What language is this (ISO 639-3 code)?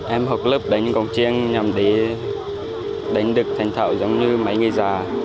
vie